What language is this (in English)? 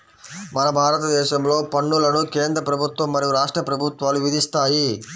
Telugu